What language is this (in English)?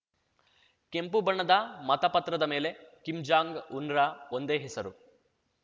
Kannada